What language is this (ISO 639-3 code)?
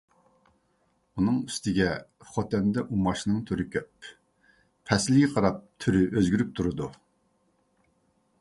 uig